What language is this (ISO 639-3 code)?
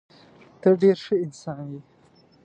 pus